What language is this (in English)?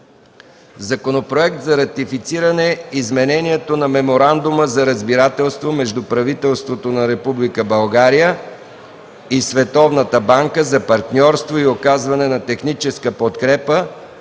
Bulgarian